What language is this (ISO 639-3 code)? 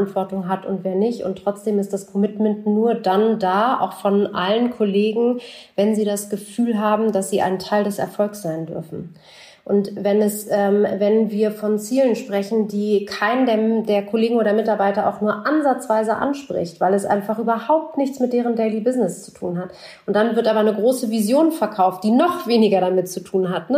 deu